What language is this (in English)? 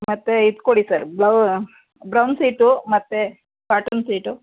Kannada